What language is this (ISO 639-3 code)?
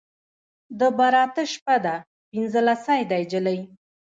pus